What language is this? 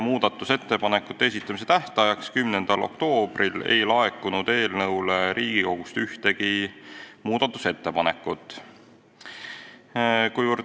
Estonian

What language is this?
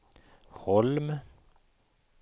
Swedish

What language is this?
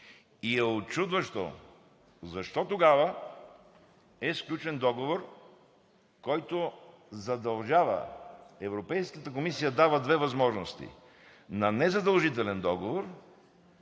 Bulgarian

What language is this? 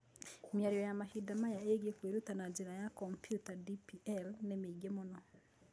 Kikuyu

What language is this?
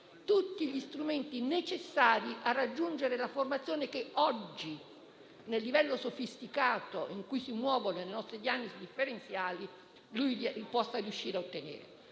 Italian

